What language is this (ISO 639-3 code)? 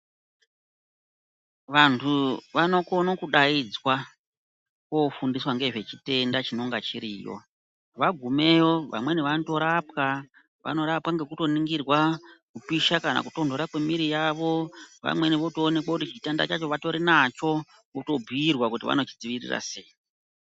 ndc